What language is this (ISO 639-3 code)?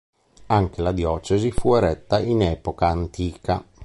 ita